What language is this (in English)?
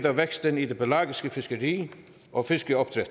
Danish